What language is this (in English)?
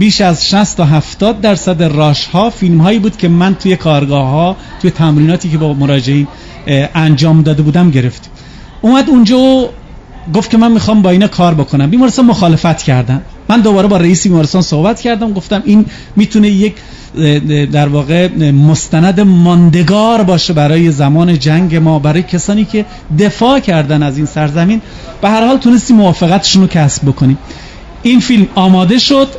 Persian